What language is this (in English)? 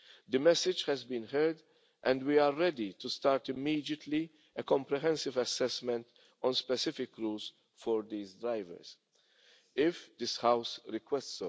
English